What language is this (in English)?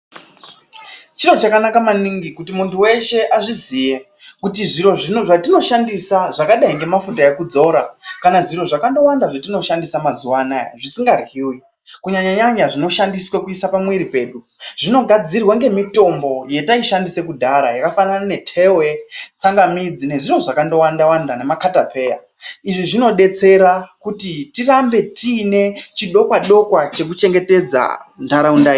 Ndau